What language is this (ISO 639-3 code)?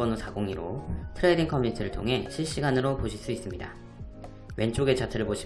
kor